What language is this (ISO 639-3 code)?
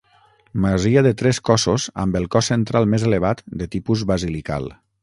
cat